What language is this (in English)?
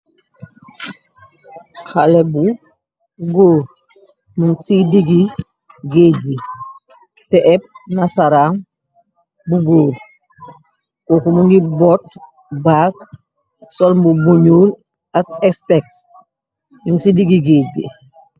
Wolof